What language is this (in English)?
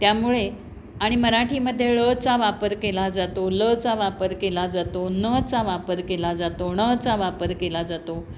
Marathi